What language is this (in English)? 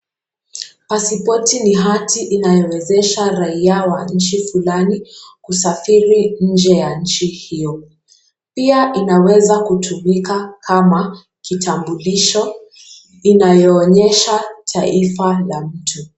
Swahili